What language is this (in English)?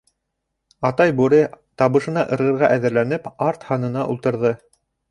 Bashkir